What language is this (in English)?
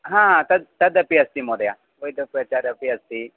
Sanskrit